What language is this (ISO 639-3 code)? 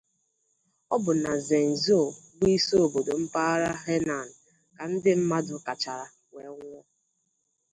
ibo